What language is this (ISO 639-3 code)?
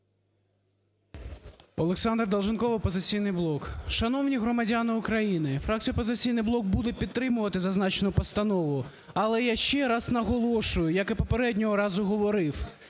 ukr